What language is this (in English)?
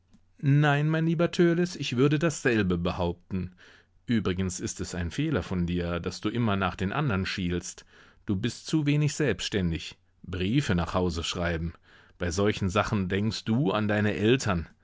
German